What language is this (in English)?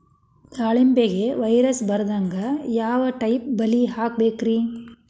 Kannada